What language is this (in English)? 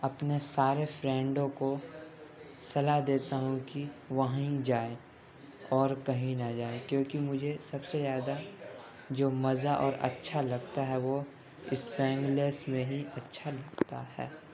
Urdu